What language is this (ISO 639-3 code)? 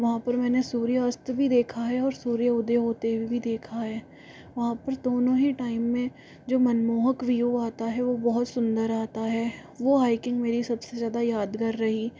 hin